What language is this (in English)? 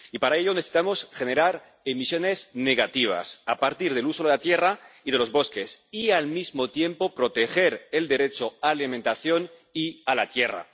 Spanish